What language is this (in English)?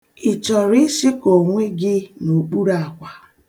Igbo